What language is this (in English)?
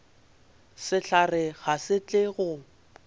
Northern Sotho